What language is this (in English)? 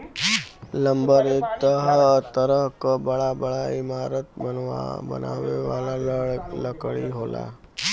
Bhojpuri